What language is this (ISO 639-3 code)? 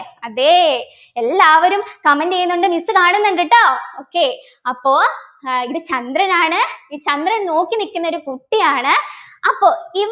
mal